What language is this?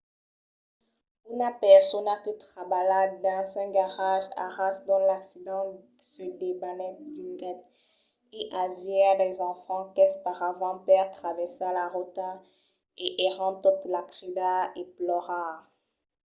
Occitan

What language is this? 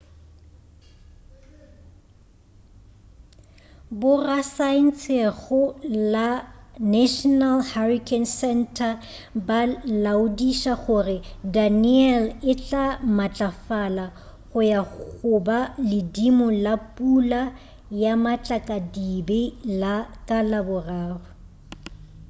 Northern Sotho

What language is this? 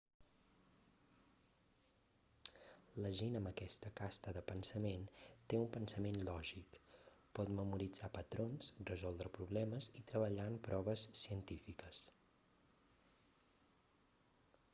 Catalan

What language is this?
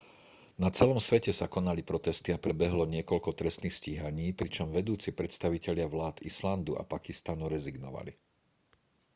Slovak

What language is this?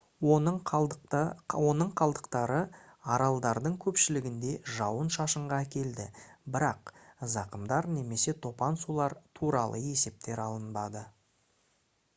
Kazakh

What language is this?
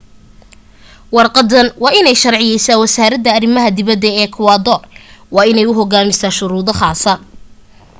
Somali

